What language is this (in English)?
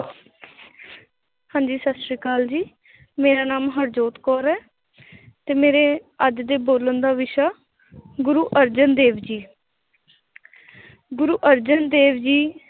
Punjabi